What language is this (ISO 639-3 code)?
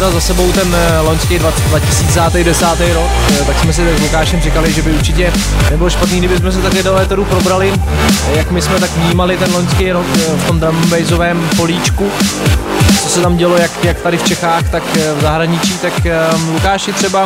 ces